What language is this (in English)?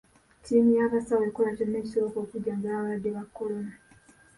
Ganda